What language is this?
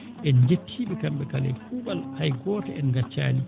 Fula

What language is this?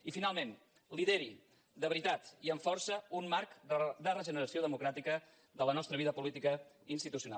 Catalan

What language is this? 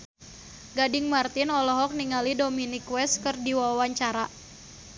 Sundanese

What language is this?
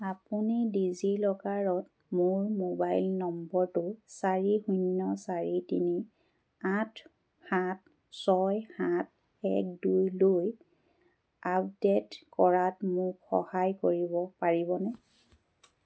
Assamese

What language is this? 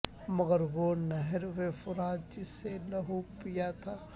Urdu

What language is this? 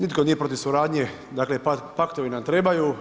Croatian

